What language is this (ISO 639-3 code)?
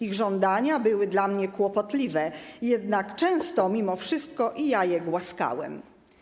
pol